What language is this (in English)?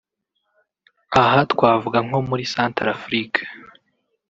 Kinyarwanda